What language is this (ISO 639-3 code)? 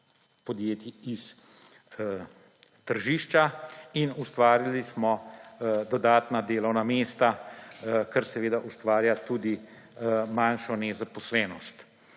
slv